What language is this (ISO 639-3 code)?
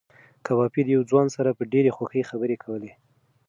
pus